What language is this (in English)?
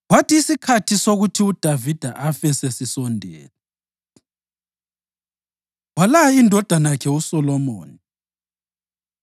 North Ndebele